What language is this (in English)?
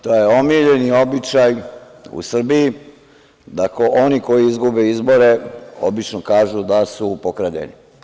Serbian